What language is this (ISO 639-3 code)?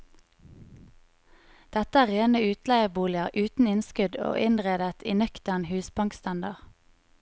nor